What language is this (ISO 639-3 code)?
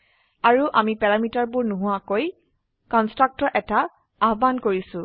asm